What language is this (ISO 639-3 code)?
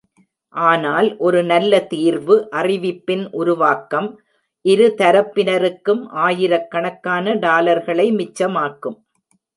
tam